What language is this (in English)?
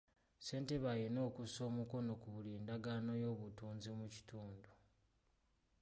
Ganda